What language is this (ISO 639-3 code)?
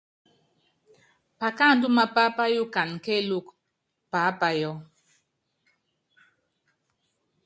yav